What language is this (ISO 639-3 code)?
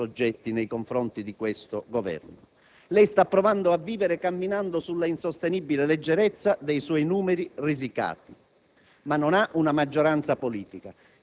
ita